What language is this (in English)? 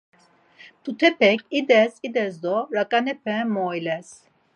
Laz